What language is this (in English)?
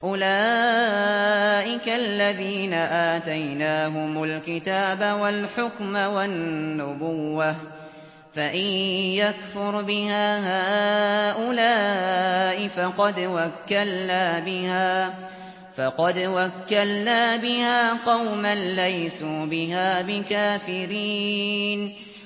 Arabic